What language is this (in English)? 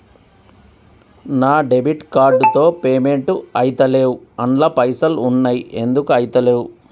Telugu